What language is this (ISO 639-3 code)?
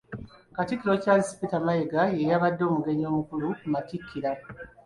lug